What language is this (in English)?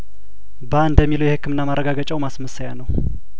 Amharic